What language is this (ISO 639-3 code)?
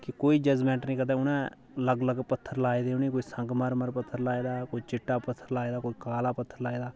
doi